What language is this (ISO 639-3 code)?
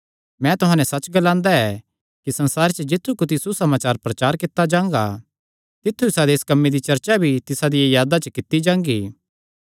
xnr